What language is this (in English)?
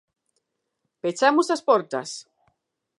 Galician